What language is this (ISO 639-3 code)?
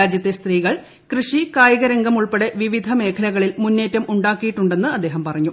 mal